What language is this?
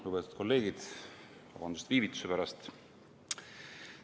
Estonian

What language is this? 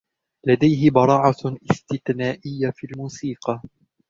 Arabic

